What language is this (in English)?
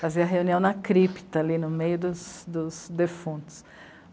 Portuguese